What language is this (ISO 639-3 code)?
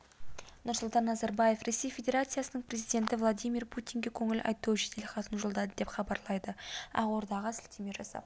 kaz